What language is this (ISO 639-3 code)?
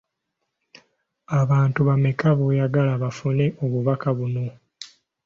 lug